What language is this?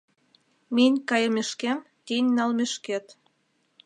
Mari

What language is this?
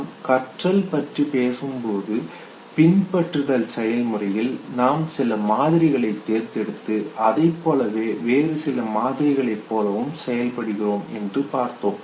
Tamil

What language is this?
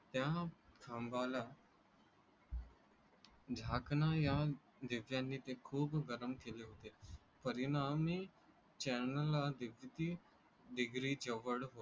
Marathi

